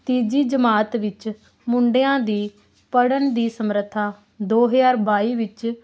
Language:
Punjabi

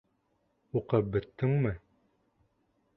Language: Bashkir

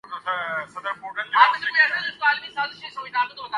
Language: Urdu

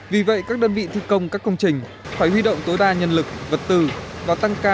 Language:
Vietnamese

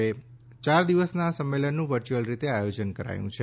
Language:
Gujarati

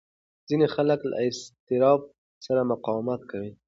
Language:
Pashto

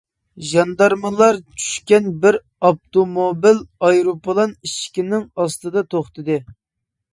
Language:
Uyghur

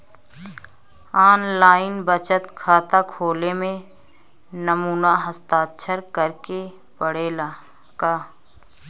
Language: Bhojpuri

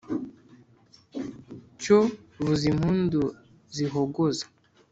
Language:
Kinyarwanda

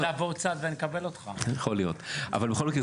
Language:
Hebrew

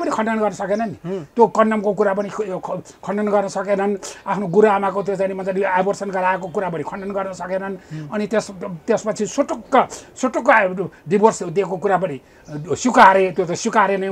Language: Arabic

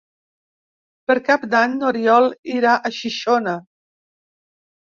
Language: Catalan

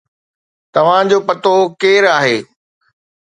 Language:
Sindhi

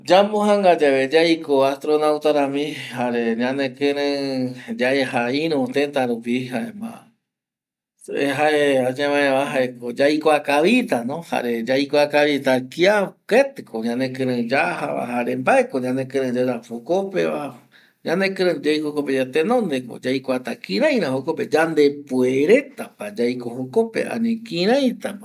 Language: Eastern Bolivian Guaraní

